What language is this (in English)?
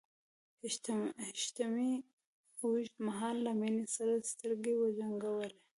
Pashto